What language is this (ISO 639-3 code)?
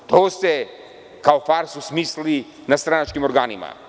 srp